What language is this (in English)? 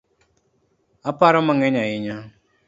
Luo (Kenya and Tanzania)